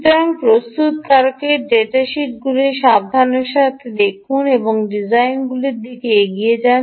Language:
Bangla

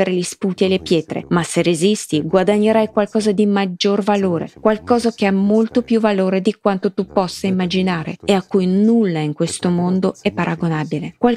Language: Italian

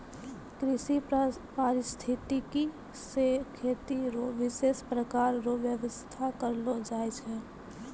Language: Maithili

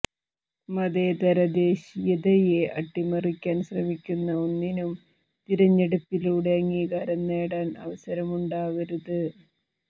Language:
Malayalam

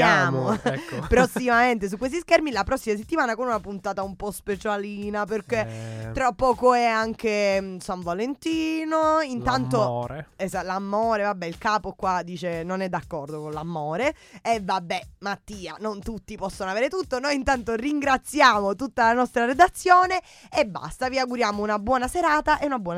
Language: Italian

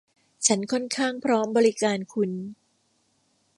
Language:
Thai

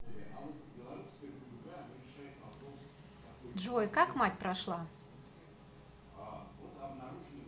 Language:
Russian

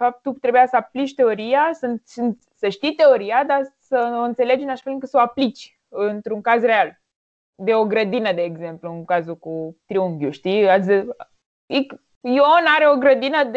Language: Romanian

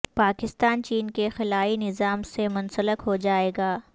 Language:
Urdu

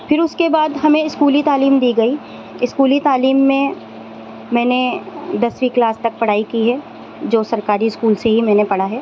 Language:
Urdu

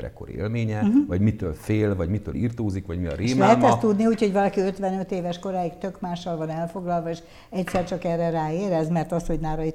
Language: Hungarian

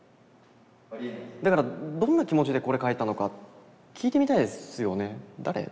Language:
Japanese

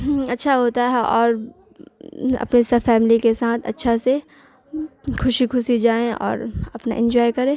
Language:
Urdu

